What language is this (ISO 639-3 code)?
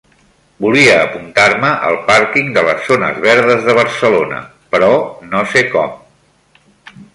cat